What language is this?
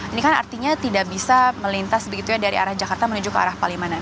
Indonesian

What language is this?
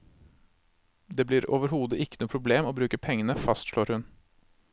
Norwegian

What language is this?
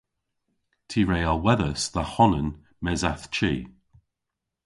Cornish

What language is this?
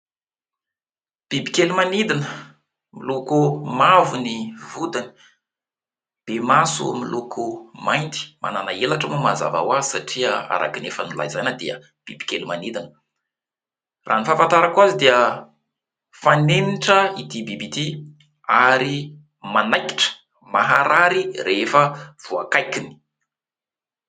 Malagasy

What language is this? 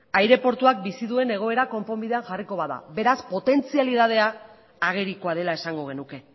Basque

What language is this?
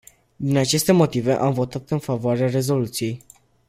Romanian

